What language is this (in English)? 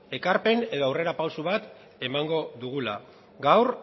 Basque